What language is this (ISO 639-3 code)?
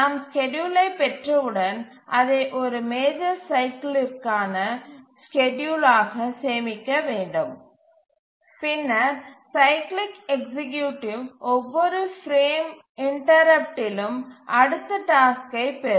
tam